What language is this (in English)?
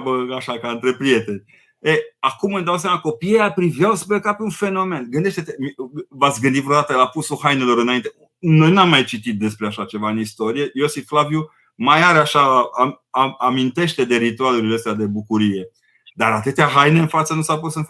Romanian